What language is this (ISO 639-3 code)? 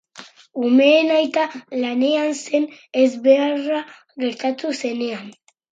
eus